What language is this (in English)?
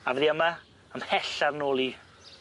Welsh